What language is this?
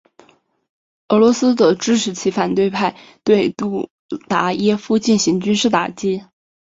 Chinese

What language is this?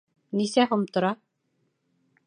Bashkir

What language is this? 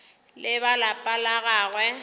Northern Sotho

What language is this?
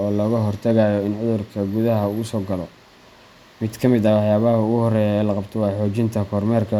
Somali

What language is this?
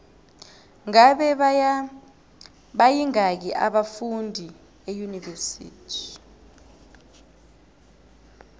South Ndebele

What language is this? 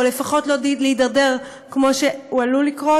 Hebrew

